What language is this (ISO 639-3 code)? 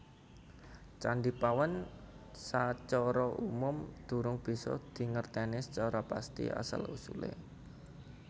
jav